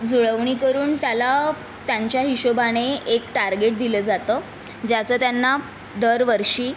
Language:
Marathi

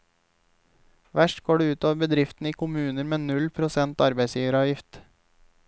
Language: Norwegian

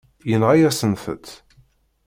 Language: Kabyle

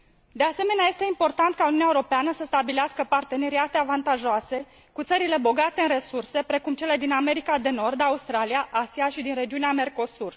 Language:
Romanian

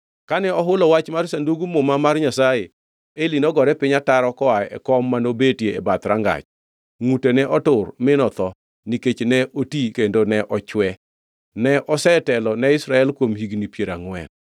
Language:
Luo (Kenya and Tanzania)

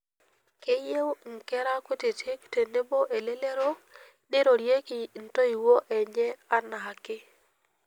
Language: Masai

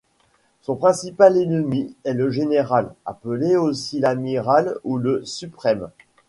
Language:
French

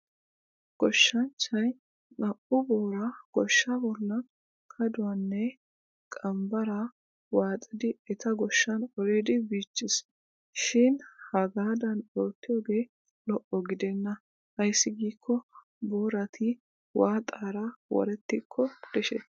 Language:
Wolaytta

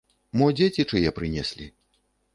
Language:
Belarusian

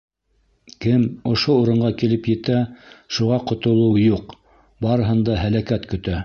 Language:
Bashkir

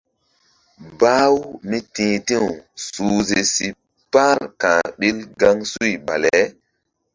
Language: Mbum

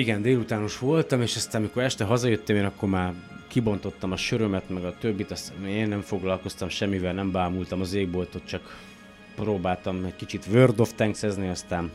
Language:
Hungarian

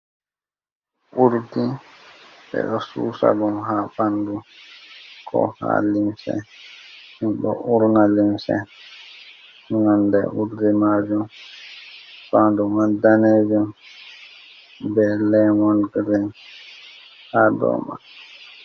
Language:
Fula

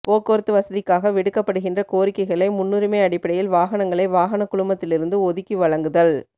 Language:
Tamil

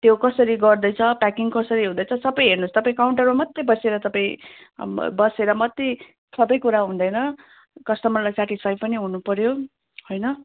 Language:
Nepali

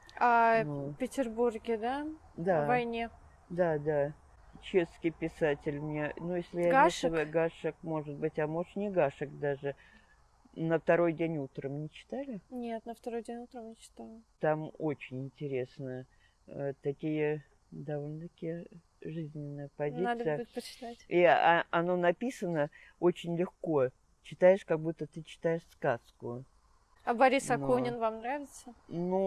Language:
Russian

